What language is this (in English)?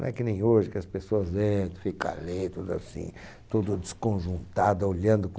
Portuguese